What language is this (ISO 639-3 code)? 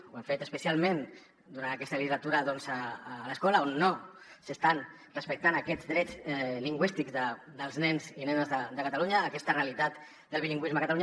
cat